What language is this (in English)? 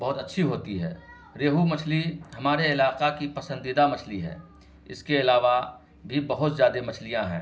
Urdu